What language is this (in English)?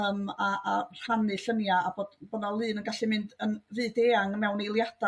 Welsh